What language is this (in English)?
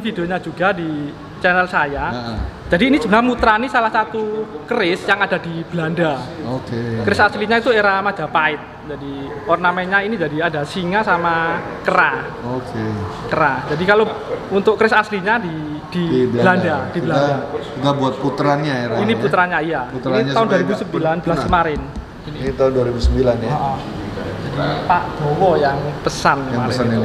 Indonesian